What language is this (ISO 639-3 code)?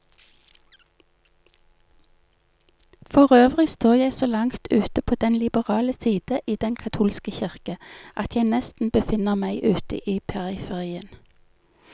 nor